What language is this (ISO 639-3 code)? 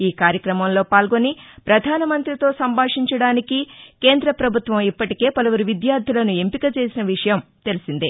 tel